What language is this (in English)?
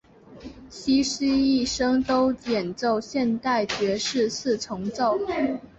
Chinese